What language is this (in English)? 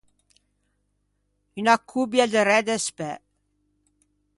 Ligurian